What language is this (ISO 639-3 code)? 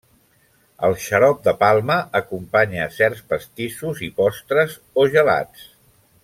cat